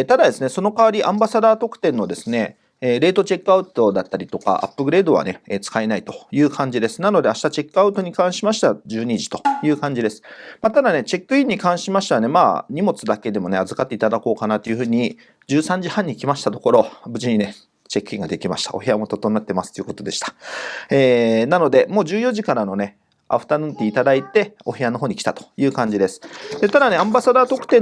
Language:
Japanese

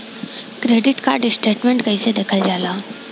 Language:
Bhojpuri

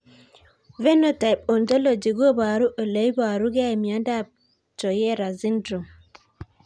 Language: Kalenjin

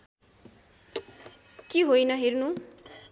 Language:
Nepali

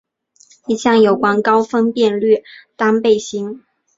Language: Chinese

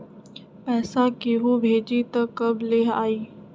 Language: Magahi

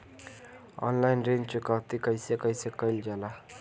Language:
Bhojpuri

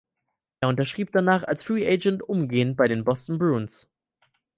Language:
German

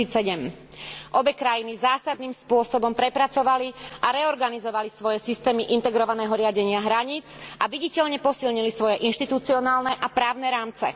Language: Slovak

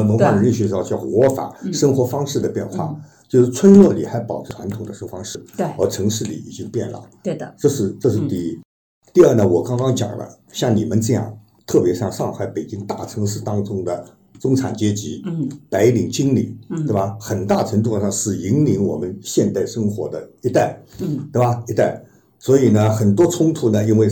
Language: Chinese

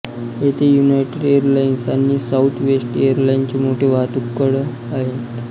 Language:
Marathi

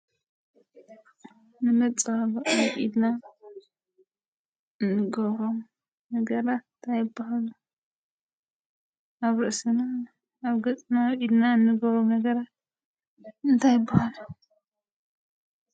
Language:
Tigrinya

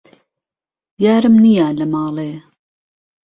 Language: Central Kurdish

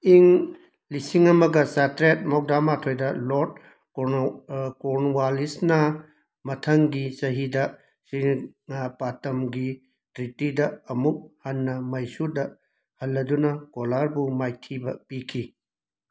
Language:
Manipuri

